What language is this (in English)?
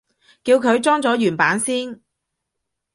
Cantonese